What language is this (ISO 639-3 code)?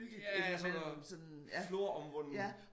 dan